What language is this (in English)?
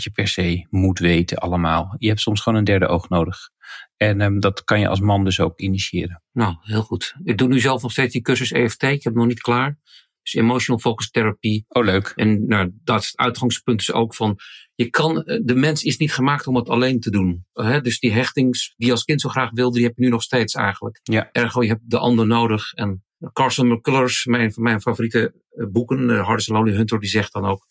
Dutch